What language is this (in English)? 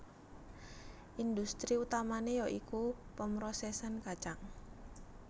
Javanese